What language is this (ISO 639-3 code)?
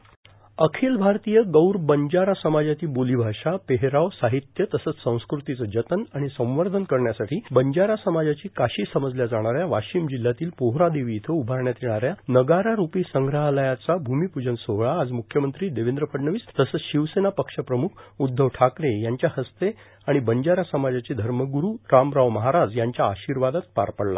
mar